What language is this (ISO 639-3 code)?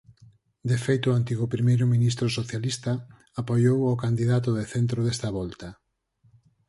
glg